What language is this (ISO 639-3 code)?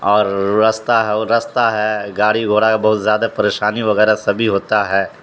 urd